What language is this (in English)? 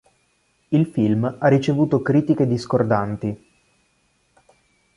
Italian